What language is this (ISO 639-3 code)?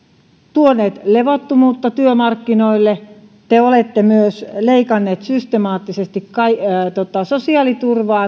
fin